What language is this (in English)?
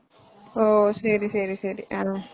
Tamil